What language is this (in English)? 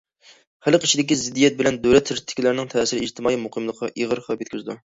Uyghur